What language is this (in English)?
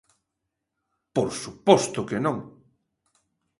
Galician